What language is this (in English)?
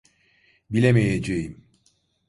Turkish